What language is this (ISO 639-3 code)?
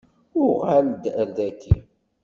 kab